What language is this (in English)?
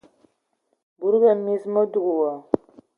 Ewondo